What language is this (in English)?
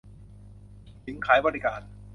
Thai